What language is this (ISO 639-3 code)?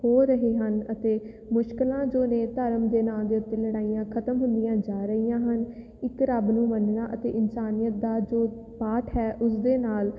pan